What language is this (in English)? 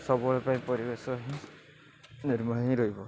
Odia